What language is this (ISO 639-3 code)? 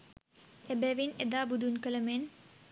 sin